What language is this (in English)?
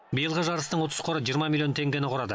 Kazakh